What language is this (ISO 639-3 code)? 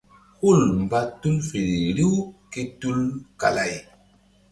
mdd